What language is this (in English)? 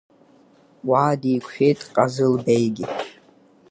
Abkhazian